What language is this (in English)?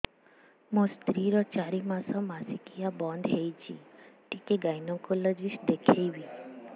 Odia